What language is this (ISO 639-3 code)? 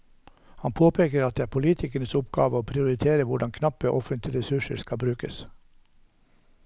nor